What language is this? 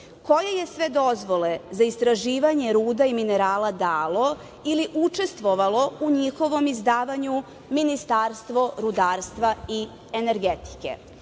Serbian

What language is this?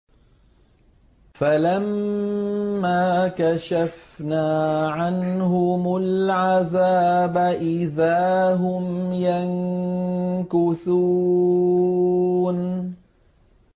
Arabic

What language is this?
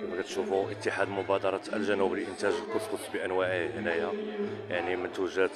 Arabic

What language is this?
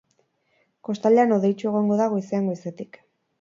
Basque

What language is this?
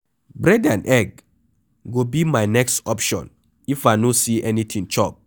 Nigerian Pidgin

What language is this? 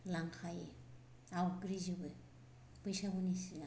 Bodo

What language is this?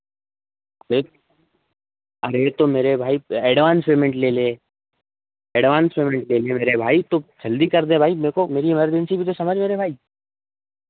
Hindi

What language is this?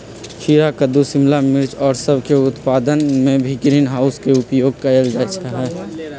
Magahi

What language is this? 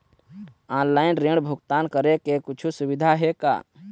Chhattisgarhi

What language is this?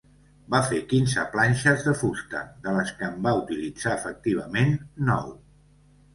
Catalan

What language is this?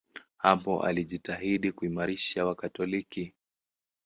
Swahili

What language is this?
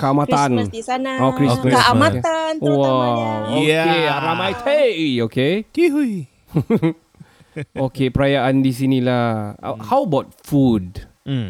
Malay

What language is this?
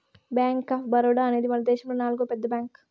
Telugu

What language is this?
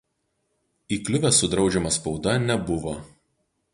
Lithuanian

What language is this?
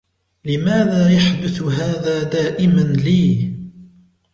Arabic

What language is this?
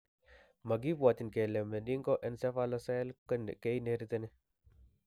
Kalenjin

